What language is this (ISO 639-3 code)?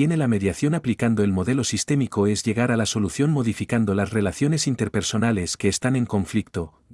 spa